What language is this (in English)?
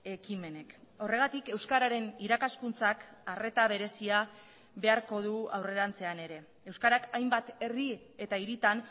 Basque